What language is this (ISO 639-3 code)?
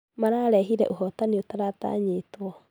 kik